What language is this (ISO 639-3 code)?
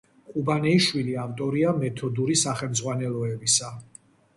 kat